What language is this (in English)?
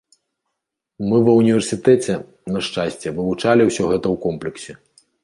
Belarusian